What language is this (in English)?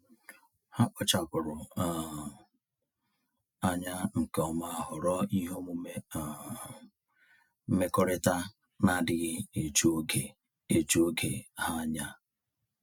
Igbo